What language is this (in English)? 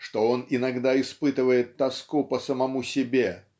Russian